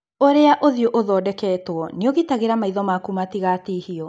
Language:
Kikuyu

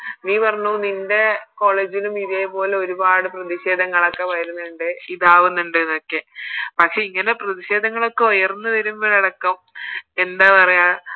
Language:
Malayalam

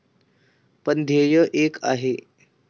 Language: Marathi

